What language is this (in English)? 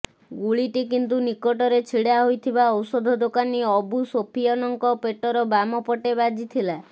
Odia